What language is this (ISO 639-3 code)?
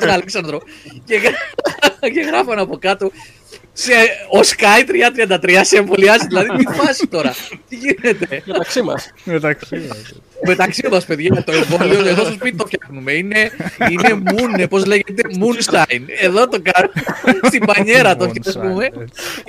ell